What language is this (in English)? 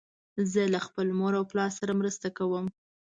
Pashto